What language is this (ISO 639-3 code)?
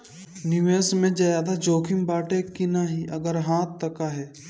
bho